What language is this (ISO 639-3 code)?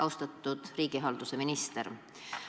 est